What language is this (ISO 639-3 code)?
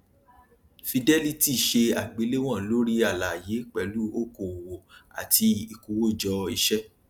yor